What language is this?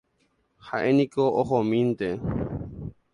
Guarani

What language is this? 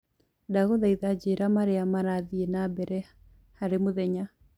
Kikuyu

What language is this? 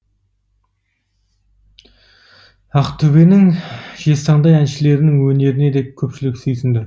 Kazakh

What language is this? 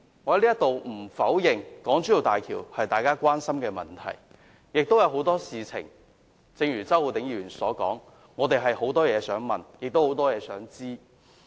Cantonese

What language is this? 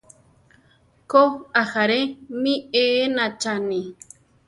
Central Tarahumara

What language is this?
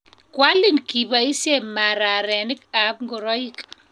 Kalenjin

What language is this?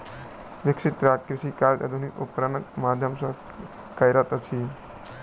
Maithili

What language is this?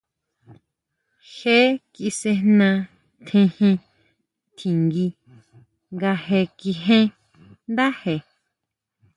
Huautla Mazatec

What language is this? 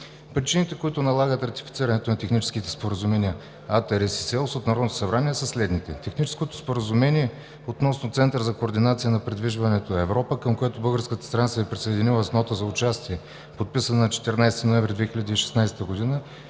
Bulgarian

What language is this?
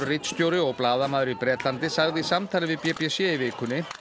Icelandic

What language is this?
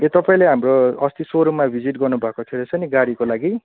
Nepali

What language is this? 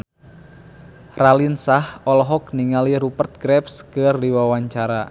Sundanese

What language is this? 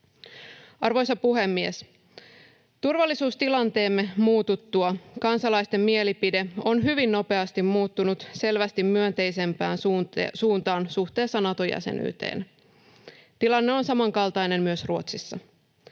Finnish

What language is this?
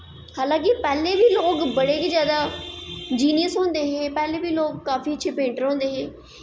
Dogri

